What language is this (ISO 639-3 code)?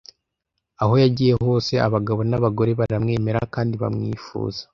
kin